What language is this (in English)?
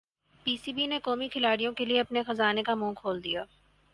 Urdu